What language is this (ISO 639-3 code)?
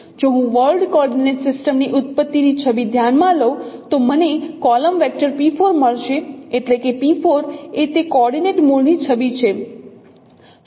guj